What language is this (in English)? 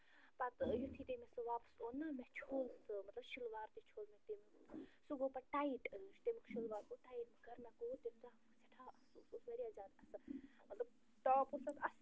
Kashmiri